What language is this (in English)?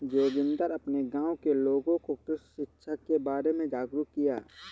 Hindi